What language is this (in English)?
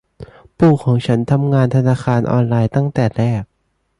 Thai